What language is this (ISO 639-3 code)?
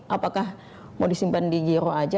ind